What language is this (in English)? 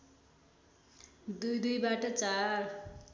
Nepali